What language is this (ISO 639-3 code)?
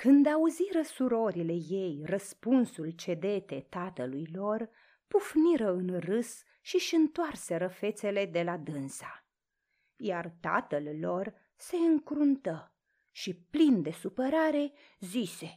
ron